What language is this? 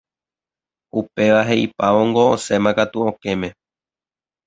Guarani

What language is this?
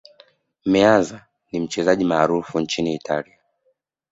Swahili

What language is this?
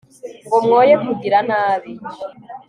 Kinyarwanda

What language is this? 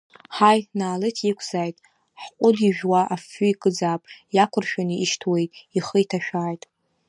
Abkhazian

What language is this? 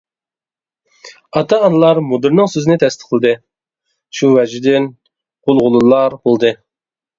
Uyghur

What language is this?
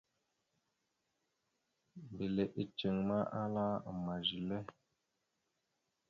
Mada (Cameroon)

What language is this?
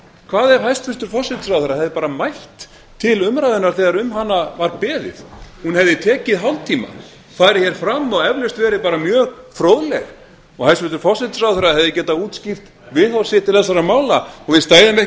Icelandic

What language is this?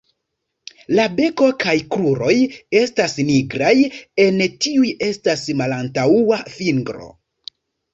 Esperanto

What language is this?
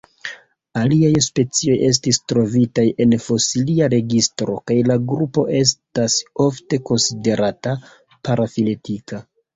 Esperanto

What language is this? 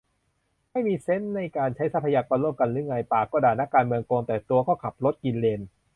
Thai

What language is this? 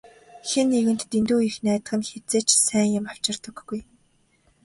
Mongolian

